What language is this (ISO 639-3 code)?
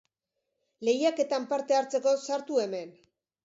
eus